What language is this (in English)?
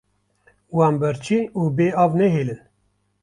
Kurdish